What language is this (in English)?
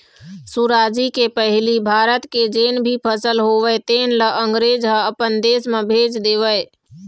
Chhattisgarhi